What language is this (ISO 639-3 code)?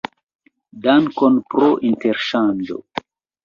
epo